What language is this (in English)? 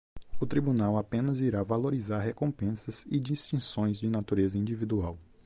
Portuguese